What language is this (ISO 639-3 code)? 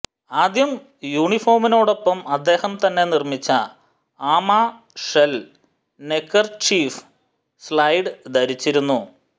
mal